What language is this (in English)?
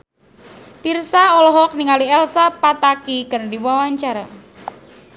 Sundanese